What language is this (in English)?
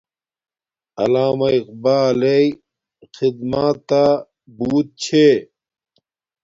Domaaki